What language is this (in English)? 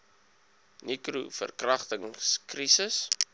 Afrikaans